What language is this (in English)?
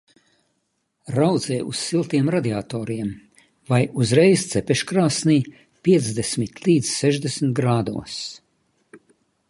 Latvian